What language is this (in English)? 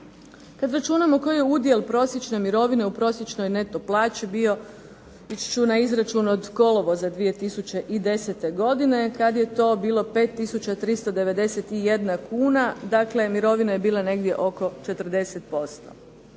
Croatian